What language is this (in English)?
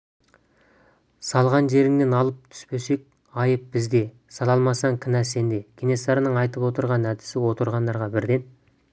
Kazakh